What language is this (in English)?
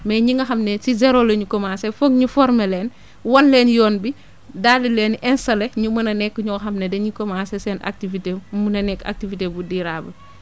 Wolof